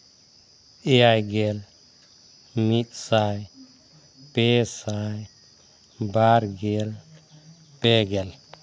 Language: Santali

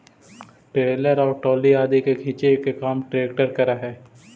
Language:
Magahi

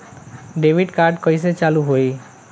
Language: Bhojpuri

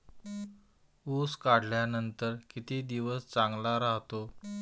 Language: Marathi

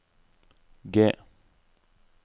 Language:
Norwegian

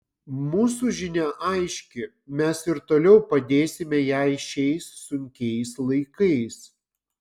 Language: Lithuanian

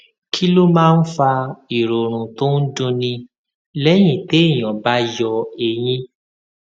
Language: Yoruba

